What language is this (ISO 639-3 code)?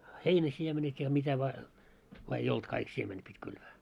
fin